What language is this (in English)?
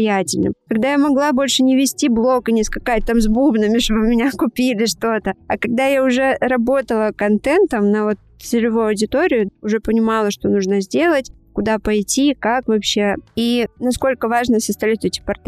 Russian